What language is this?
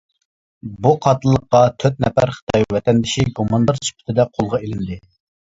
Uyghur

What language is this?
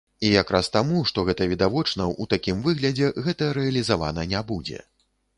Belarusian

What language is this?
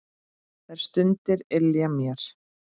Icelandic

